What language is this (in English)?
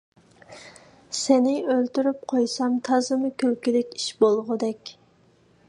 Uyghur